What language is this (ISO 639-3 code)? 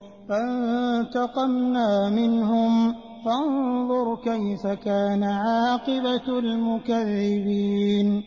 ara